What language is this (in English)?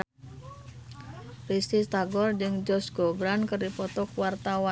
Sundanese